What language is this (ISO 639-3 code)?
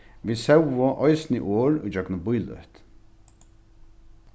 fao